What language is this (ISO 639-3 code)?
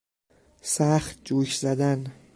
fas